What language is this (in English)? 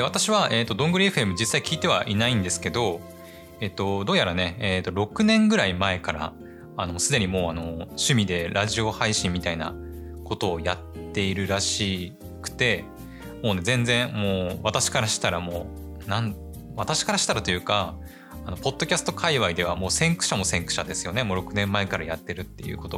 Japanese